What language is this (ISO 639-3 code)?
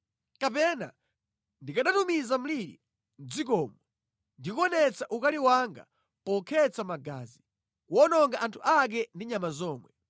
nya